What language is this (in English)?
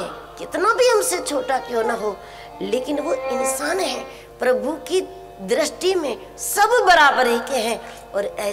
Hindi